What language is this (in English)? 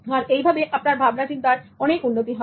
Bangla